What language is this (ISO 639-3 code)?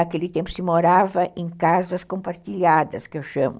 por